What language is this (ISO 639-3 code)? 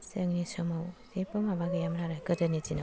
brx